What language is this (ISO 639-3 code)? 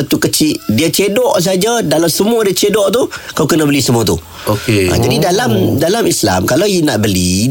msa